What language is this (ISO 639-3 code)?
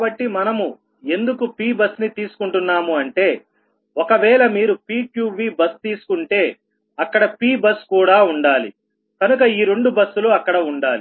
tel